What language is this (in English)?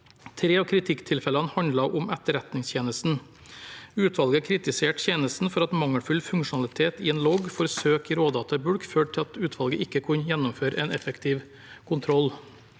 Norwegian